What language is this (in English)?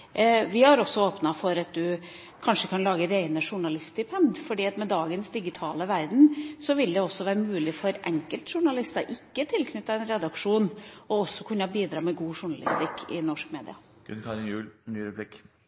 Norwegian Bokmål